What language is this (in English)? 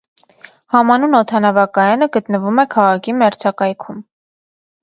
Armenian